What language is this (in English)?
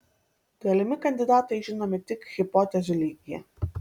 Lithuanian